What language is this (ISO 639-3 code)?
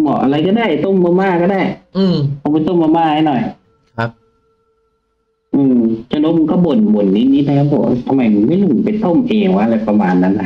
tha